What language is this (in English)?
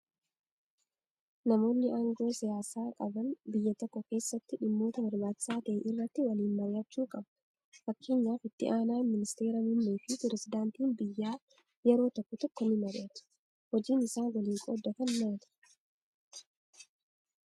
Oromo